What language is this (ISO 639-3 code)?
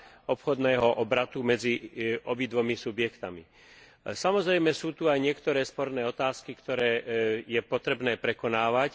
slk